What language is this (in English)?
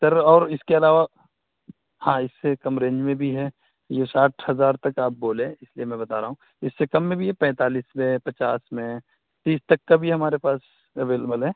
Urdu